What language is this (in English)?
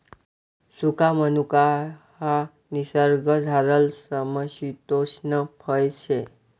Marathi